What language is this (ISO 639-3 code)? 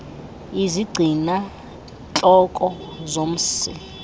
xho